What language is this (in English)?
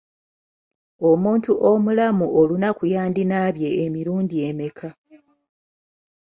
Ganda